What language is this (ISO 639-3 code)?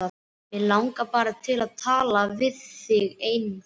isl